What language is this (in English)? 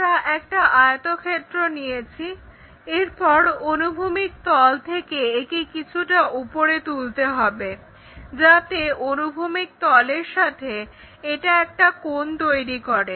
Bangla